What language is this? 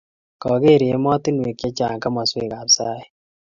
Kalenjin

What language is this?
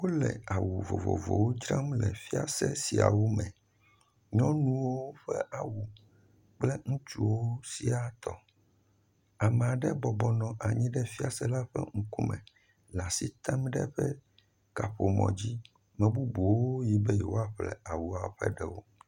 Ewe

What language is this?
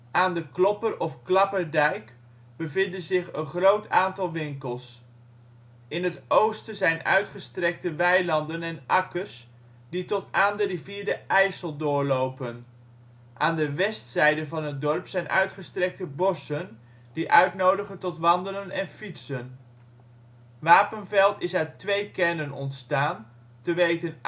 Dutch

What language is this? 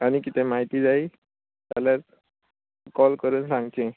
Konkani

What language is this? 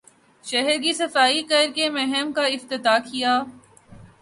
Urdu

